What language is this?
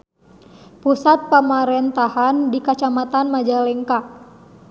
Sundanese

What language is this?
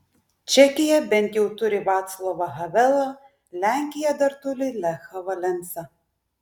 Lithuanian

